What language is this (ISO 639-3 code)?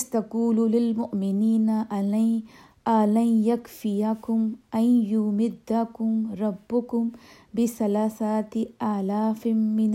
urd